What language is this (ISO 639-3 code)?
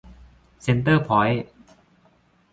tha